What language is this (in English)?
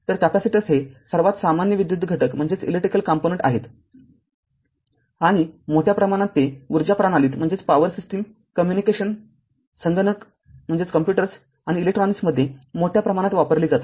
Marathi